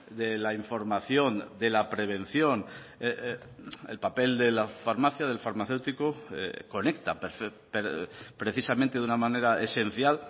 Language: Spanish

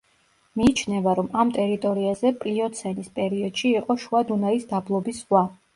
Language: Georgian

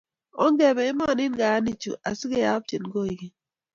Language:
Kalenjin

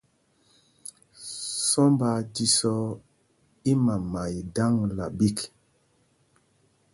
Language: Mpumpong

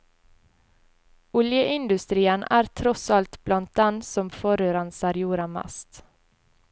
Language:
Norwegian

